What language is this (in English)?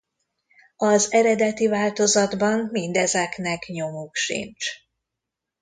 Hungarian